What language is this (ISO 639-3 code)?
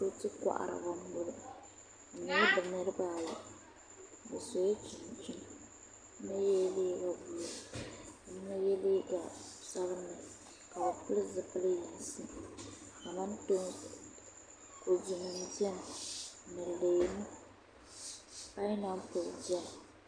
dag